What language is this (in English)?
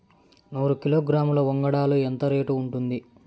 Telugu